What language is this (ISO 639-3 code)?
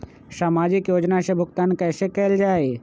mag